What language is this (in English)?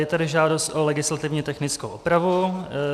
Czech